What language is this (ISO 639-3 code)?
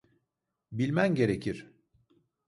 tur